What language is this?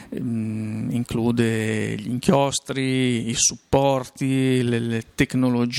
Italian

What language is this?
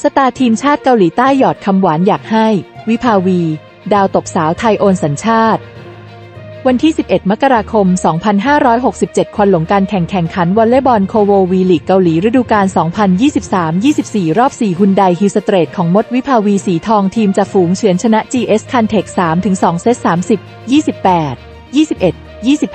Thai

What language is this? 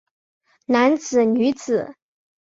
Chinese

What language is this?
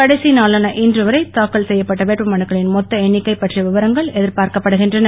Tamil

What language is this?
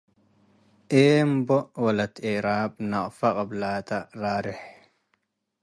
Tigre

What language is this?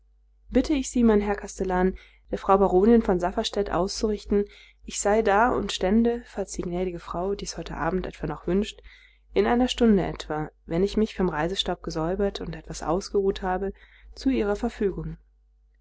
German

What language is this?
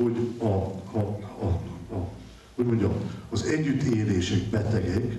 Hungarian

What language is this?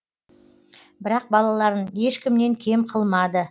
Kazakh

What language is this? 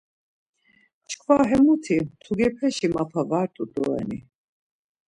Laz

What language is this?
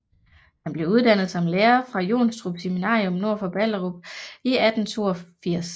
Danish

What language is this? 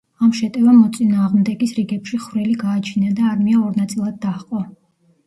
Georgian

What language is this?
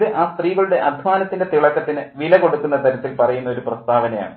Malayalam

